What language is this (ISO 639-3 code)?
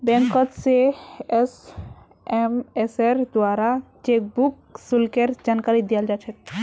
mag